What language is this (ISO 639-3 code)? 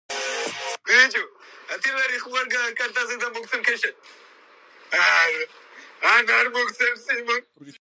kat